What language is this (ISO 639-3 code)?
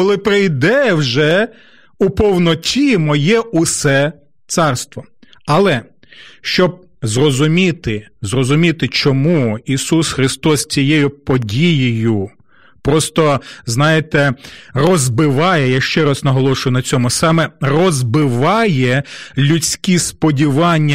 ukr